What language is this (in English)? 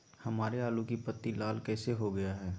Magahi